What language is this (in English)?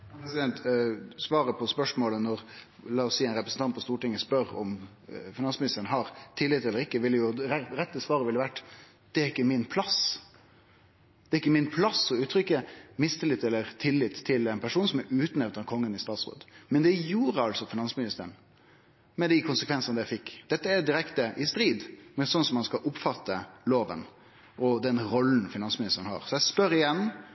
Norwegian Nynorsk